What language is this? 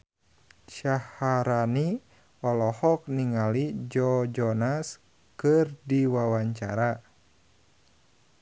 Sundanese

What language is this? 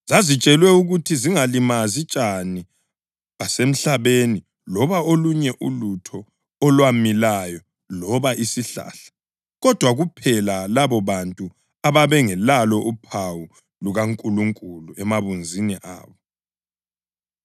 North Ndebele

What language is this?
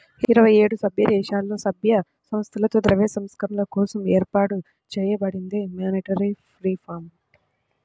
Telugu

